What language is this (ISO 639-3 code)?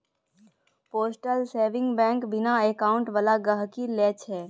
mai